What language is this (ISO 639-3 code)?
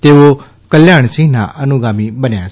guj